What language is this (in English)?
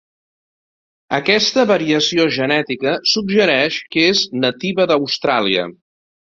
Catalan